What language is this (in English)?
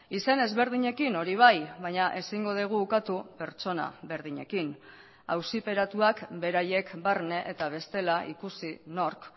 Basque